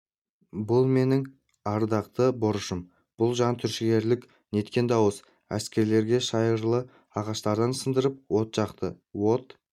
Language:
Kazakh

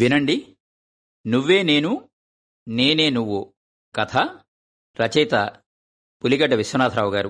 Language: Telugu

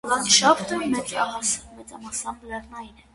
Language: Armenian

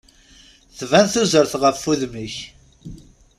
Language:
Kabyle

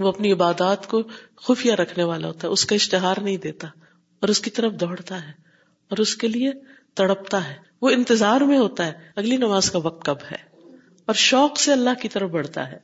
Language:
Urdu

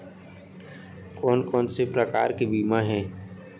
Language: Chhattisgarhi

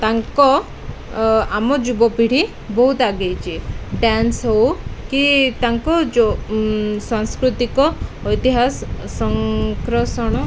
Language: Odia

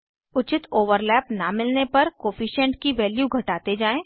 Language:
Hindi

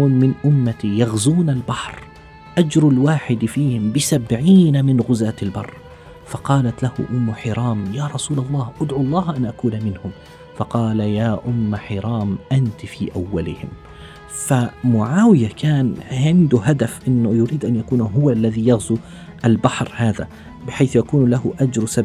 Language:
Arabic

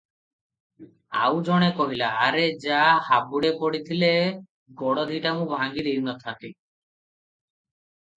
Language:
Odia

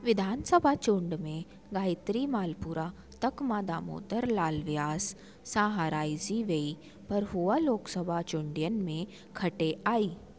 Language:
Sindhi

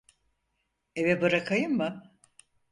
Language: Turkish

